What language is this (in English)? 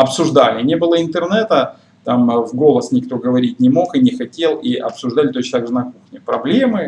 Russian